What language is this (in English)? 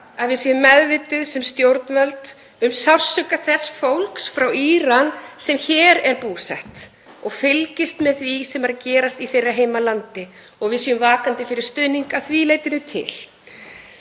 Icelandic